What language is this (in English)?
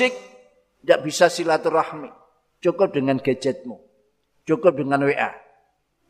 Indonesian